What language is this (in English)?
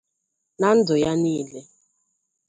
Igbo